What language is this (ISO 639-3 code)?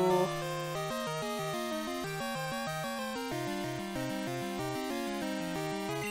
eng